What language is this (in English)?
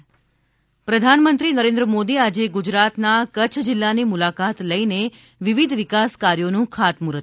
Gujarati